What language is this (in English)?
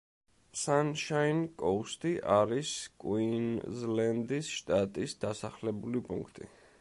Georgian